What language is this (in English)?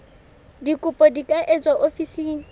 Southern Sotho